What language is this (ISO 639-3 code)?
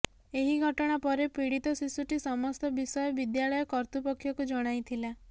ori